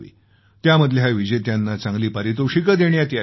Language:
Marathi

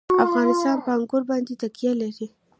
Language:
Pashto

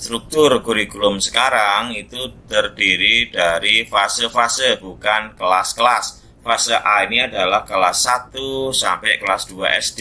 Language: Indonesian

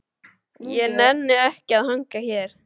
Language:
Icelandic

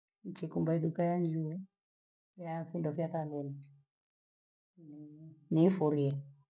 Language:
Gweno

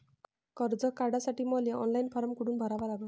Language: Marathi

